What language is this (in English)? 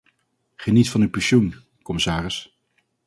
Dutch